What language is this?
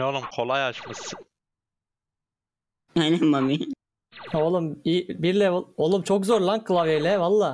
Turkish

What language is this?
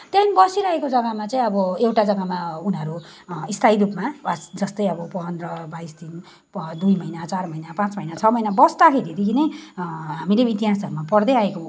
Nepali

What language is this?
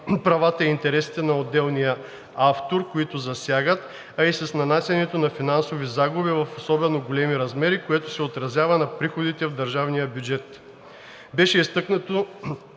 Bulgarian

